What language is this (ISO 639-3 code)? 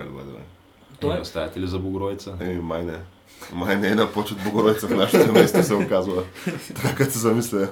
bul